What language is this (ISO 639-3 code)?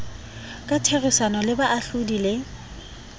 sot